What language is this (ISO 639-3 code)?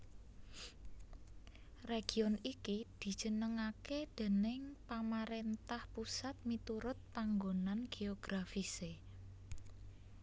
jav